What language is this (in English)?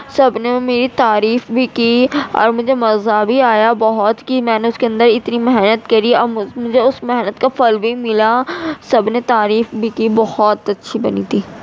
Urdu